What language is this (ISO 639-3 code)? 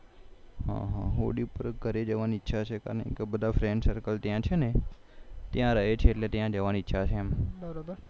guj